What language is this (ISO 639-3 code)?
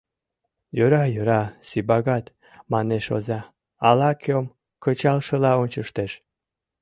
chm